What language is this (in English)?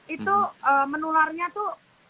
Indonesian